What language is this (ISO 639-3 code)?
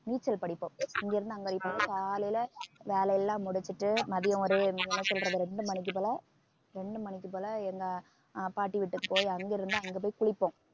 tam